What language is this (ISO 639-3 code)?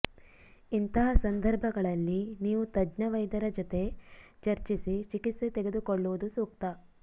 kan